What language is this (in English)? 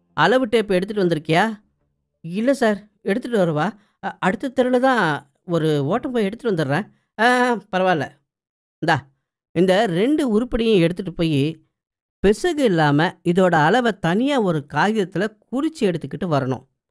Tamil